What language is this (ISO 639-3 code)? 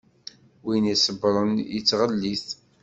kab